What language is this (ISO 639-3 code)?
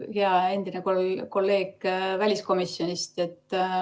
est